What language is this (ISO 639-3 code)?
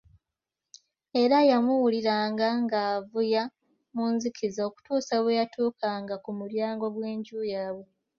lug